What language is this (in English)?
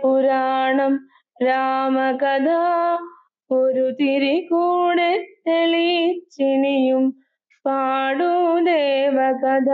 Malayalam